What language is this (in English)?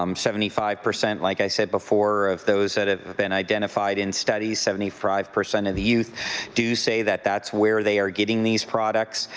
English